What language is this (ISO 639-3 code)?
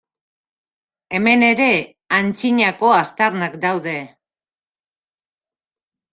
eus